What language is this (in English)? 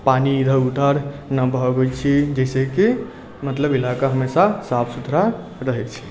Maithili